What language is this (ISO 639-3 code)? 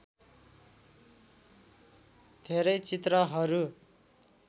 nep